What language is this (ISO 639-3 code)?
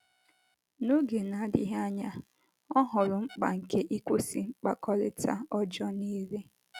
ibo